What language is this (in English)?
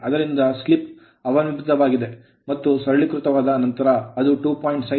Kannada